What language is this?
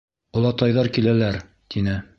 Bashkir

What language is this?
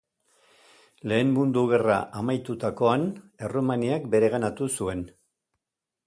Basque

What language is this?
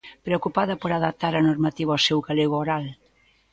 Galician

